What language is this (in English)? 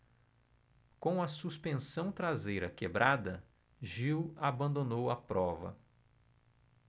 Portuguese